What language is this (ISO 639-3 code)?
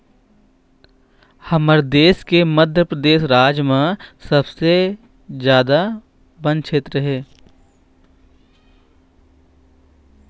hne